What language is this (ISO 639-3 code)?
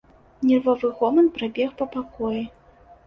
bel